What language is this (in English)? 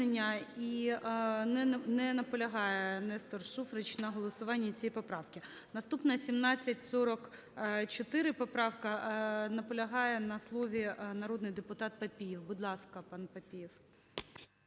Ukrainian